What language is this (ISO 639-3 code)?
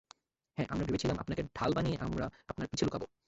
ben